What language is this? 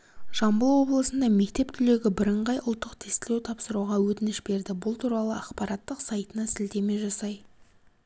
Kazakh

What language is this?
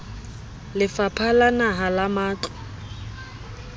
Southern Sotho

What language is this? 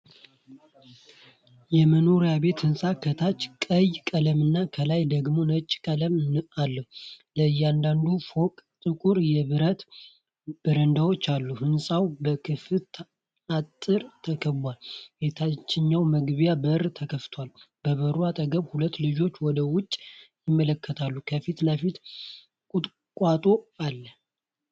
Amharic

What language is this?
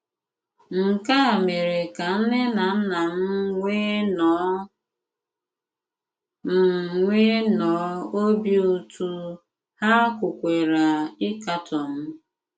Igbo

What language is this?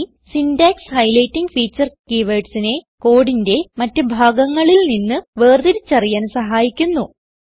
Malayalam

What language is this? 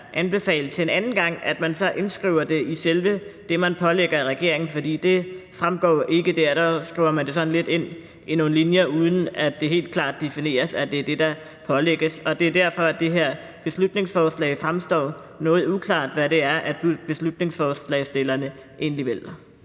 Danish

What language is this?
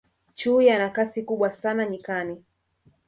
Swahili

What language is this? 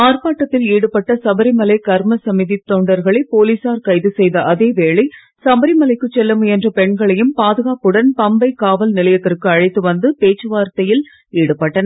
Tamil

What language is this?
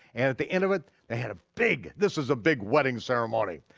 English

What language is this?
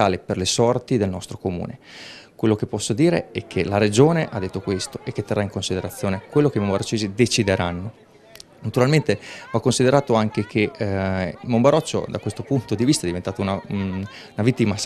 Italian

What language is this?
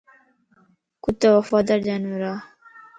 Lasi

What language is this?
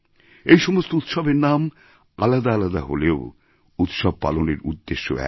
Bangla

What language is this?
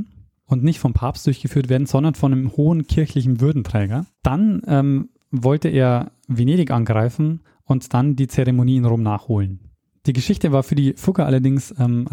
German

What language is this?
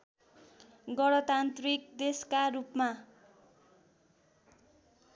Nepali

